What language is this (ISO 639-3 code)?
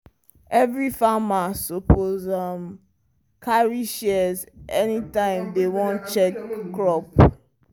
pcm